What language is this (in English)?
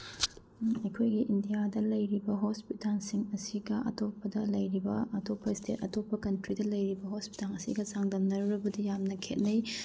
Manipuri